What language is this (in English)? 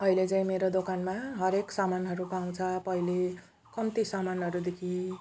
Nepali